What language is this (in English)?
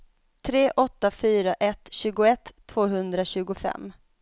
Swedish